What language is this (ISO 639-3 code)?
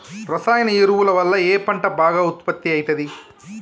tel